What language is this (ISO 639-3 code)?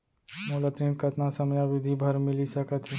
hne